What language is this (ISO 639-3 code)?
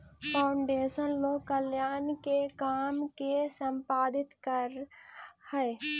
mag